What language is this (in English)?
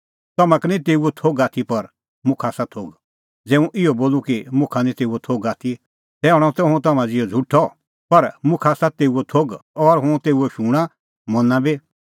Kullu Pahari